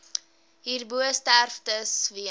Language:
Afrikaans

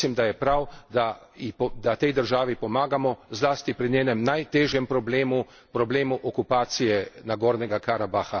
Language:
Slovenian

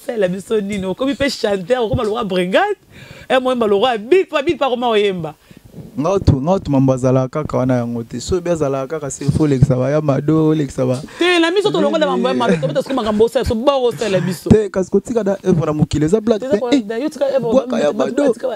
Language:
French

